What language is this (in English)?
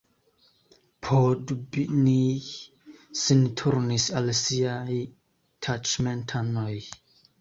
Esperanto